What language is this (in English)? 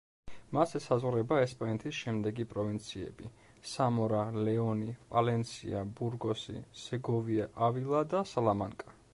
Georgian